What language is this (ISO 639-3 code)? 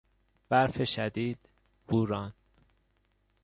fas